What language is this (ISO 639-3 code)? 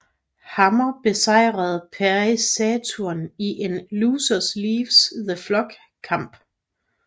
dan